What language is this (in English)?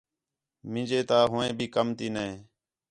Khetrani